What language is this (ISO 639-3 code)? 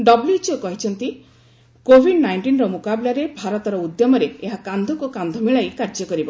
ori